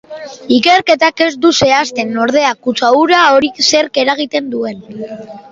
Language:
Basque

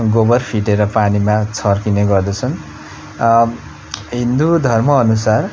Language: Nepali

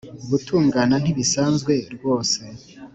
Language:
Kinyarwanda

